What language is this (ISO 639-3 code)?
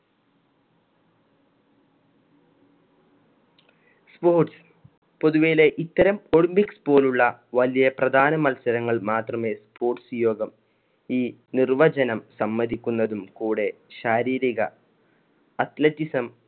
mal